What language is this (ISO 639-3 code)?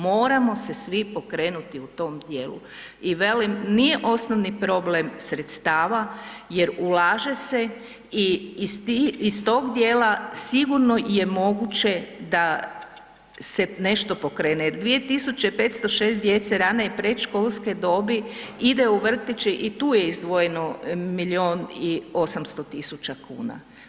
hrv